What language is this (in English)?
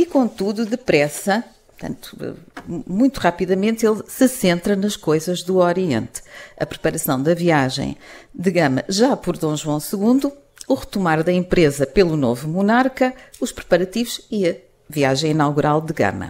Portuguese